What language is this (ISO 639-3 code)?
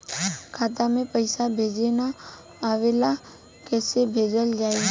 bho